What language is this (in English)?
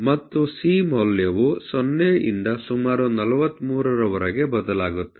Kannada